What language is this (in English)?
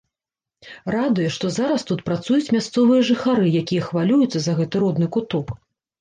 Belarusian